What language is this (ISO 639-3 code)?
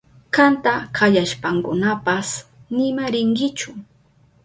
qup